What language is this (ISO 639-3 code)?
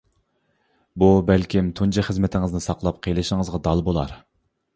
uig